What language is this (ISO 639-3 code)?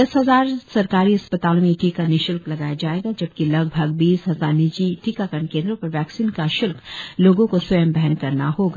hin